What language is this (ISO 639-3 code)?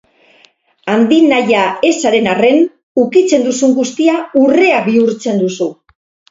eus